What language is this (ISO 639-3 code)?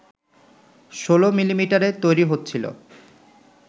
ben